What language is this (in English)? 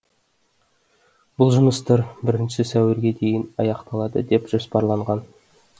Kazakh